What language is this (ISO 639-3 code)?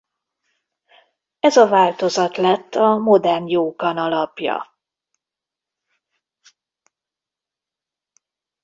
hun